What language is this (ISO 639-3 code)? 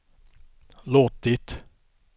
swe